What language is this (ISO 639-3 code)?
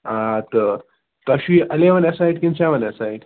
kas